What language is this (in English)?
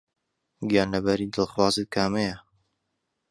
Central Kurdish